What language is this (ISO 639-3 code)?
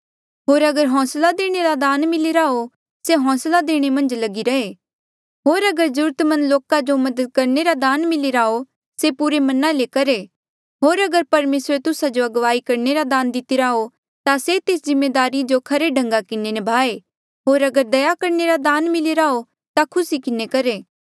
mjl